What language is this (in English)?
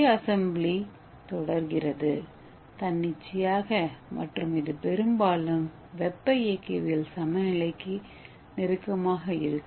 Tamil